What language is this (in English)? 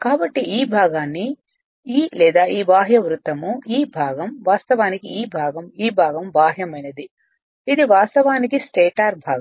Telugu